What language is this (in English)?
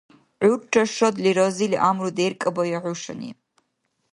Dargwa